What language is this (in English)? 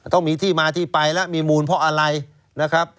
Thai